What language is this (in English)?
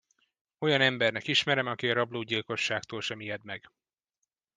Hungarian